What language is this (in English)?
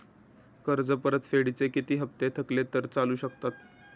Marathi